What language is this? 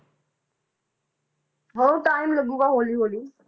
Punjabi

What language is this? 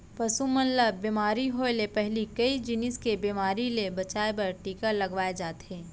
Chhattisgarhi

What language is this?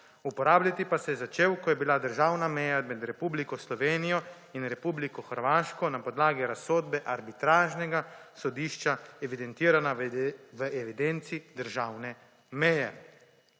Slovenian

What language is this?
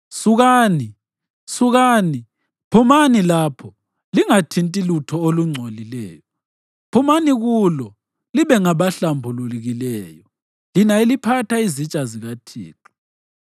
North Ndebele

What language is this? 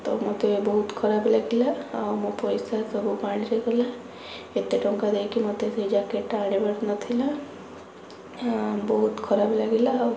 Odia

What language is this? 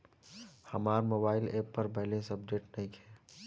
Bhojpuri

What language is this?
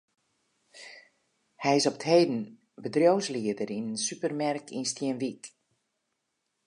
Western Frisian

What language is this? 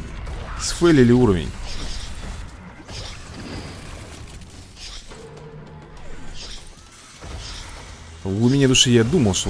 Russian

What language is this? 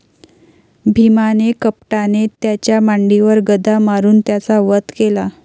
Marathi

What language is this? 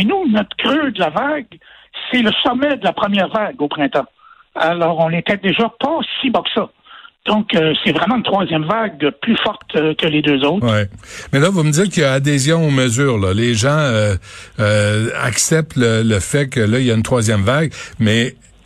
French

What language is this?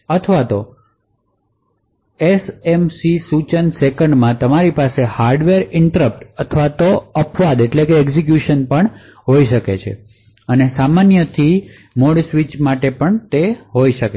Gujarati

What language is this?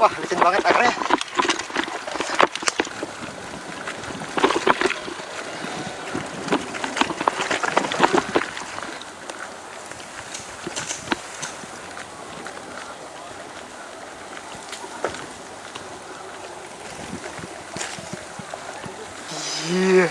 Indonesian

